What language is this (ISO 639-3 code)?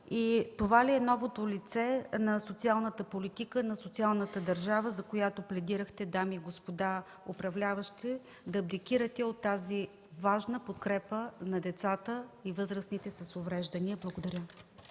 bul